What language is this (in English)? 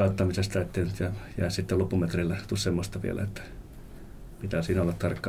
Finnish